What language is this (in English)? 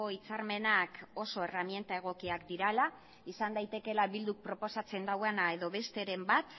Basque